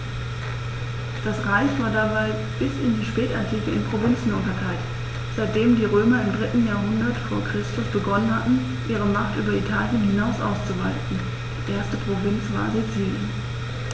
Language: German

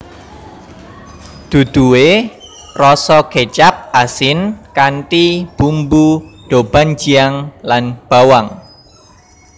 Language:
Javanese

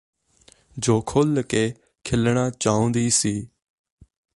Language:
Punjabi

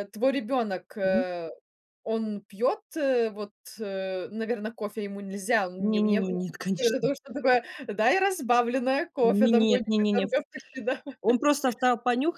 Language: Russian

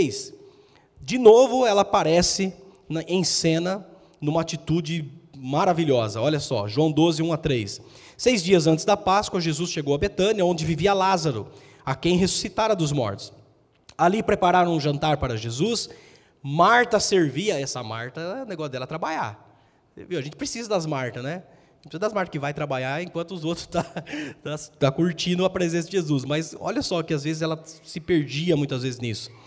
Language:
Portuguese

